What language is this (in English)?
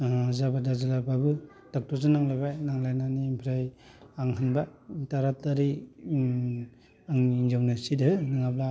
Bodo